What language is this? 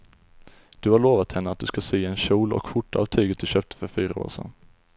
Swedish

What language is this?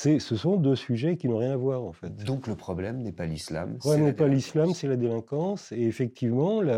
French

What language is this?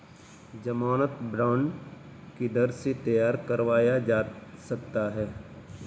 Hindi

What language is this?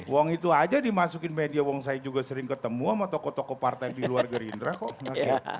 Indonesian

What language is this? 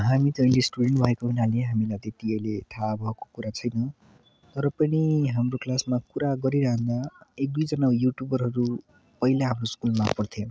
Nepali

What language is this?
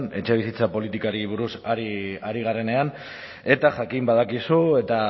Basque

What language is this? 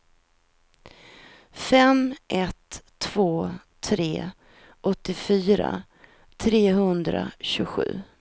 Swedish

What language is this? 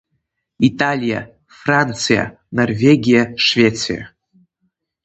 Abkhazian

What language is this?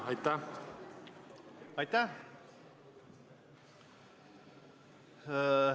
Estonian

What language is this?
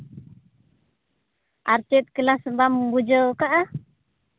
Santali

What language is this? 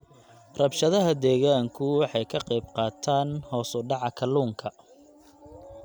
Somali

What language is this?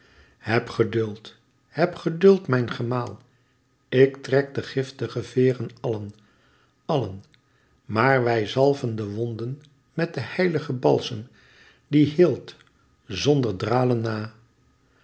Dutch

